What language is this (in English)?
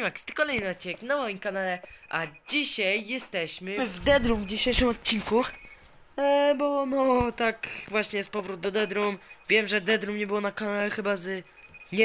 Polish